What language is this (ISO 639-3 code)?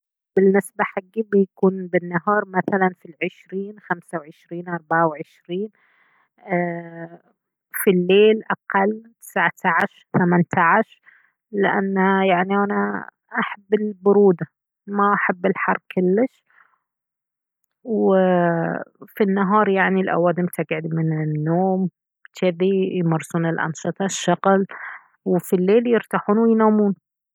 abv